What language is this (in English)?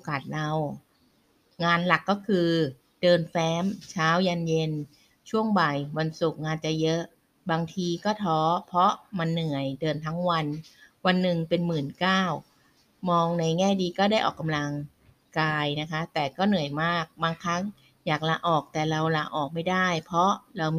Thai